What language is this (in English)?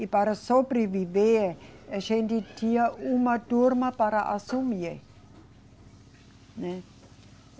Portuguese